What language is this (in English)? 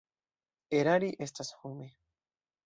Esperanto